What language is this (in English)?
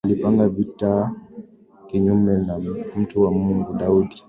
Swahili